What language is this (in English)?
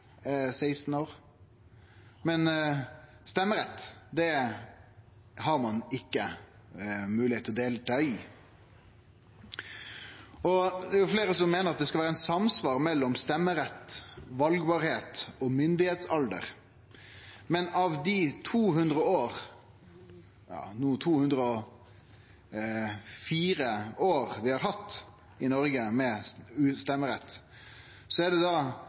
Norwegian Nynorsk